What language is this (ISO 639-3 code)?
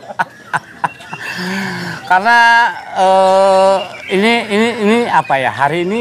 ind